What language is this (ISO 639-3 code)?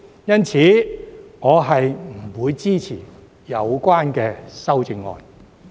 yue